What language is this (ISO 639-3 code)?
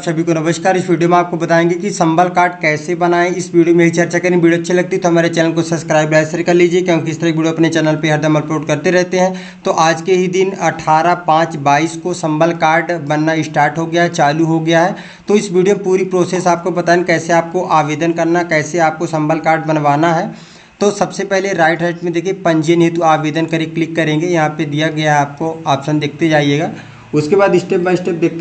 hin